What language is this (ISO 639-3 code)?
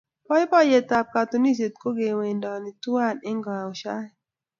kln